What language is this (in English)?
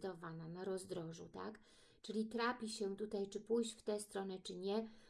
Polish